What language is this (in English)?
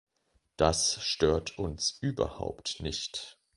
German